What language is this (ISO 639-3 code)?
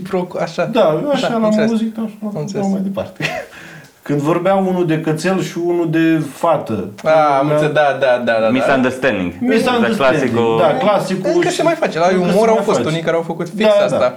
ron